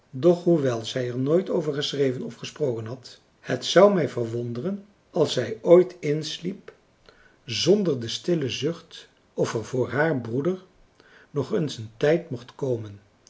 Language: Dutch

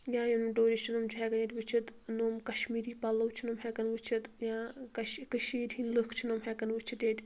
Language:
Kashmiri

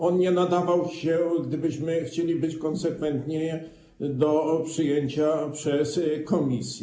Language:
Polish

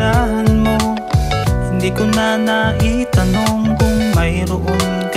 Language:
Indonesian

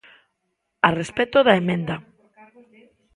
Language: Galician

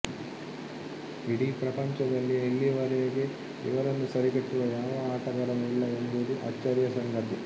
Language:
Kannada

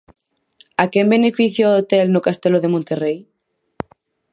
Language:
Galician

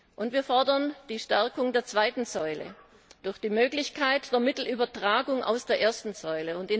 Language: German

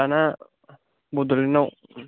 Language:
Bodo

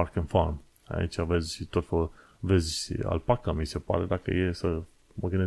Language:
Romanian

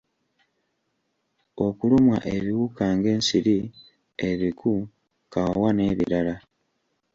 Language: Ganda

